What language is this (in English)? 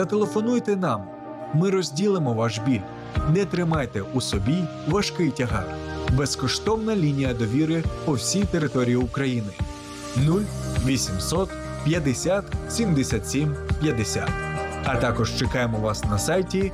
Ukrainian